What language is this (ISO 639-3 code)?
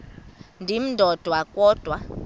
xho